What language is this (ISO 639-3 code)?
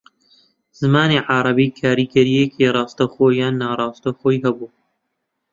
ckb